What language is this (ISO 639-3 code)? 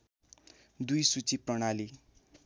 nep